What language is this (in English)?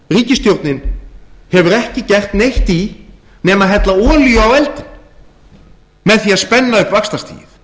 Icelandic